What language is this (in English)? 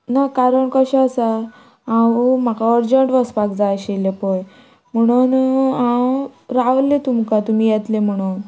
Konkani